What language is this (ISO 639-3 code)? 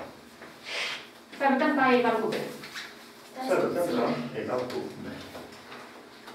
ron